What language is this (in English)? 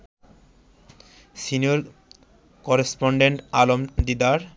Bangla